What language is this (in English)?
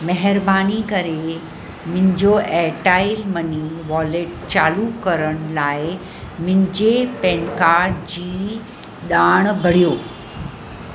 Sindhi